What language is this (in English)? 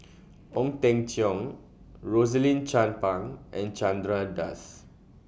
English